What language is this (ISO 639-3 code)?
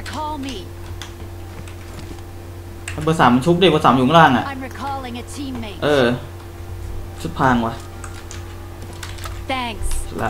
tha